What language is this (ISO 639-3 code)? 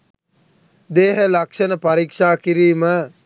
sin